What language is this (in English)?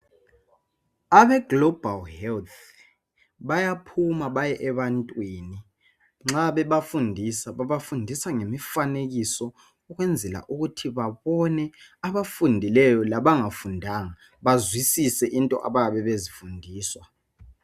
North Ndebele